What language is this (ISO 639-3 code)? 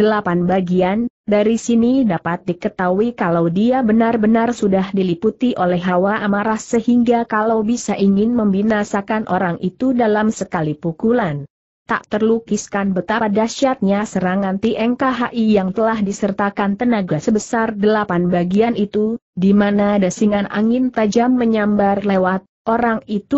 ind